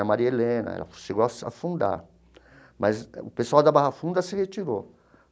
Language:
Portuguese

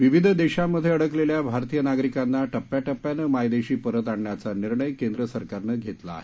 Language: Marathi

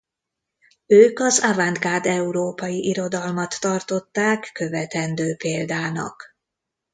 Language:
Hungarian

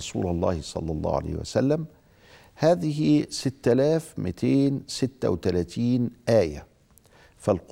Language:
Arabic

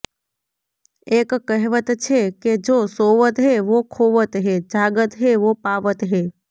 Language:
Gujarati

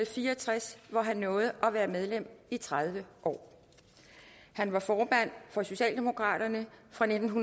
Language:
Danish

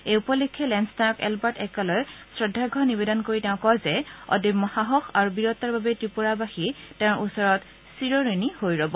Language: Assamese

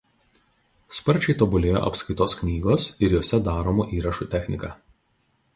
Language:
Lithuanian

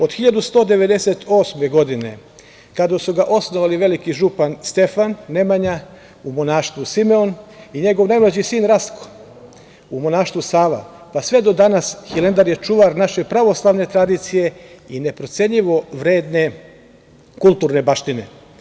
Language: Serbian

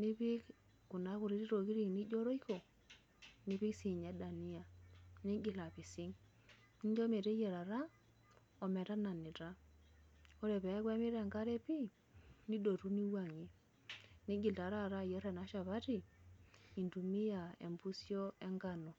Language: Masai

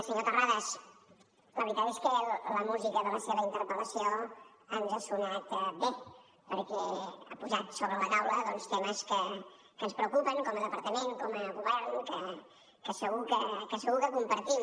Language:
Catalan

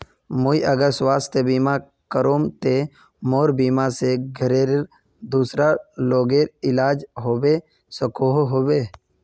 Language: Magahi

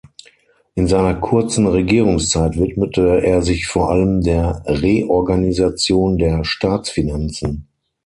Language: German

